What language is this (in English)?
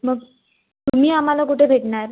Marathi